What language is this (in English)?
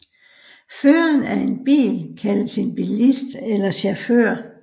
Danish